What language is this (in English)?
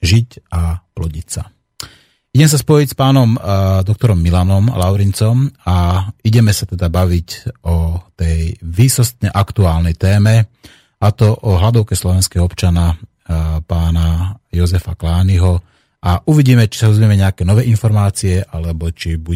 Slovak